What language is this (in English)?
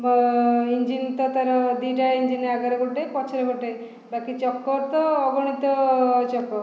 Odia